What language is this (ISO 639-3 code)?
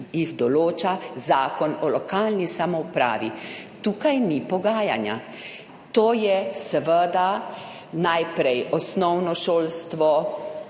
slv